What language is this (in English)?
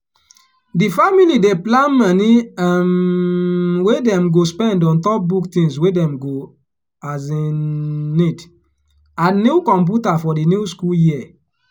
Nigerian Pidgin